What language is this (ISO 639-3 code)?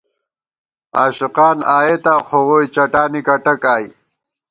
gwt